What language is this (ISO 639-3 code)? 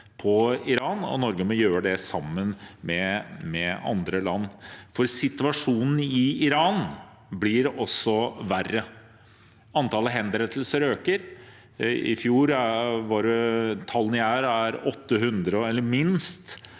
nor